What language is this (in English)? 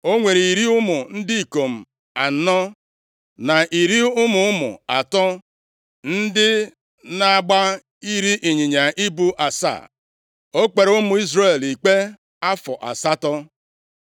Igbo